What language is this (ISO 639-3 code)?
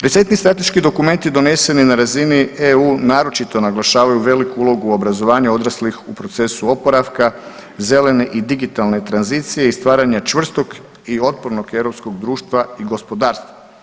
hrv